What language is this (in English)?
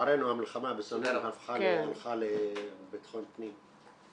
Hebrew